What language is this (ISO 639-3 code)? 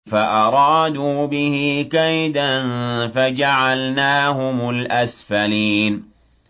ara